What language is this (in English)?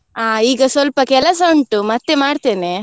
Kannada